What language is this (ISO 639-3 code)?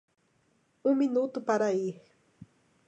por